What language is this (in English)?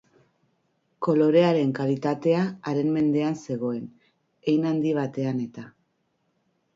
Basque